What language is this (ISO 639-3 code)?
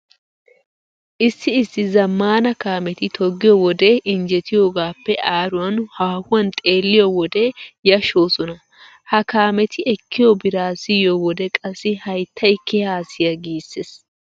wal